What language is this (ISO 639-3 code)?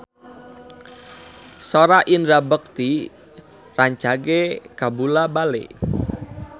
sun